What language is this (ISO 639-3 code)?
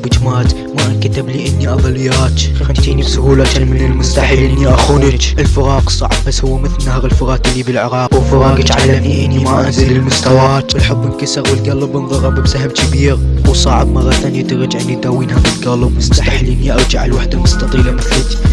ara